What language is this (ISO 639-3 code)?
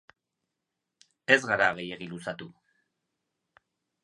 eus